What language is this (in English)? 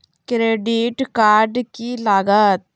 Magahi